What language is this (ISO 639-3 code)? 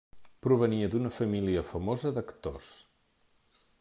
cat